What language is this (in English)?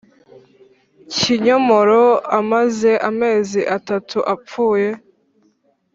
Kinyarwanda